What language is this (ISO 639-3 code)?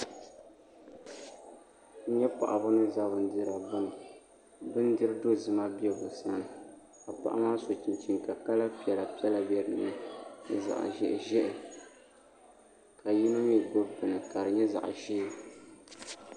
dag